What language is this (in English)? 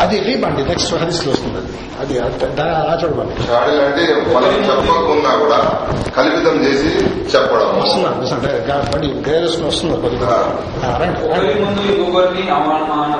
Telugu